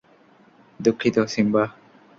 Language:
Bangla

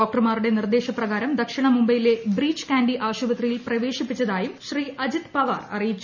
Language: Malayalam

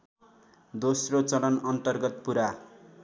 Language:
Nepali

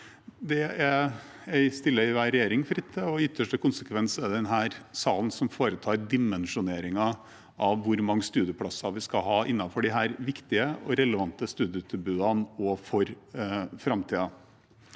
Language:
Norwegian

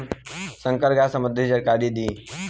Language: Bhojpuri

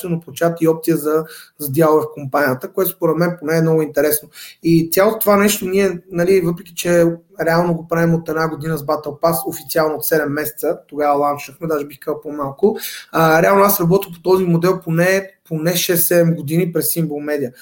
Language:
Bulgarian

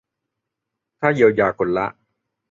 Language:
Thai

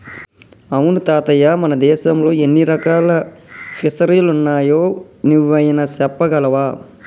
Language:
Telugu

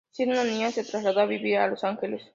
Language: Spanish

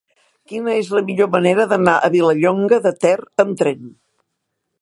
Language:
Catalan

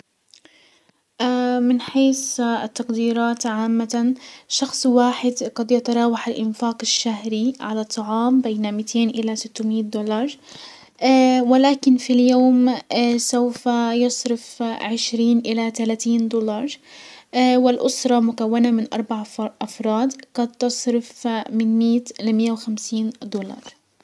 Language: Hijazi Arabic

